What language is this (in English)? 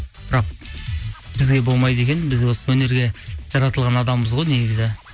Kazakh